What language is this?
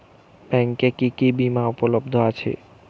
Bangla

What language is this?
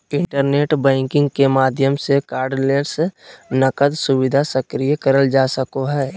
Magahi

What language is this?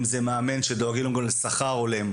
Hebrew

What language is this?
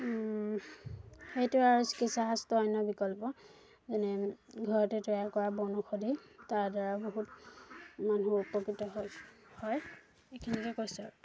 Assamese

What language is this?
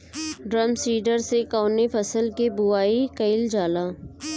Bhojpuri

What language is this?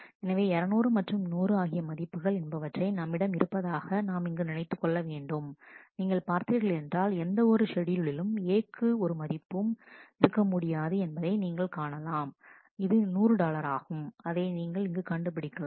Tamil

